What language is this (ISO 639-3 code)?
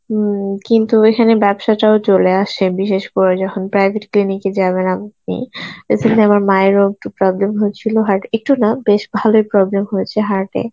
ben